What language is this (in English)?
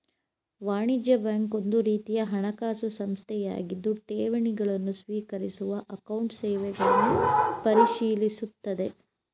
Kannada